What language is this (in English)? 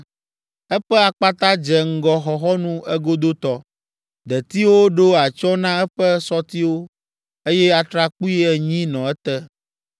Ewe